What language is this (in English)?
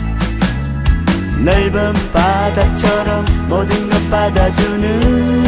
Korean